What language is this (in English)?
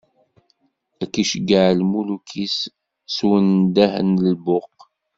Kabyle